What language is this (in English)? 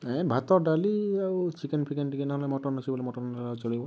Odia